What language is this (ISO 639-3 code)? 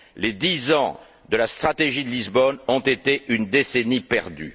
fra